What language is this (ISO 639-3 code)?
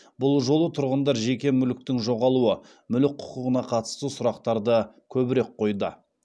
kaz